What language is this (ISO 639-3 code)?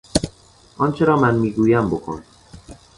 fas